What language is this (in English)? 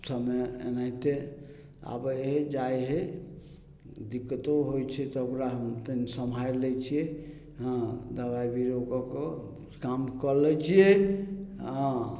Maithili